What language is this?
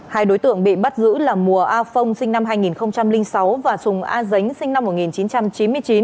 Vietnamese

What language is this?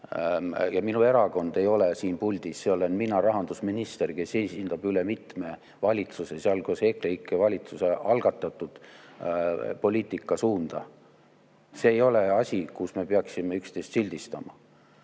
Estonian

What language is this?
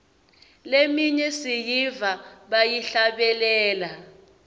Swati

